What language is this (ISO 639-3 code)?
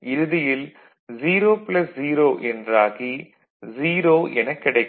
tam